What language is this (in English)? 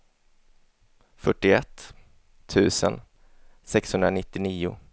Swedish